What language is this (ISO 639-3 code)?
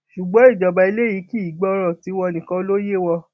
yor